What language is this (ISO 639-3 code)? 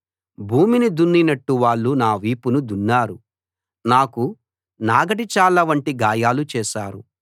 tel